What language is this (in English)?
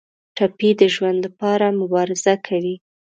Pashto